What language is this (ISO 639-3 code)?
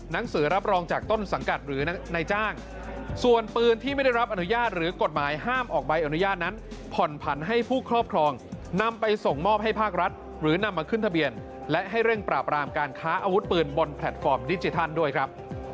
tha